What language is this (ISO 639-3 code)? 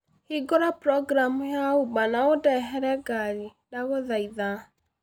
kik